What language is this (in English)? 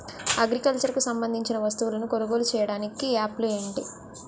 Telugu